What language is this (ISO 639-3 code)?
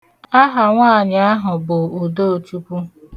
ibo